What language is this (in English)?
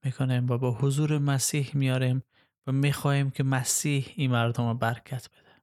Persian